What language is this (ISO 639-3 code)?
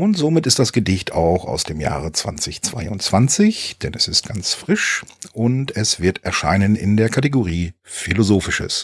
deu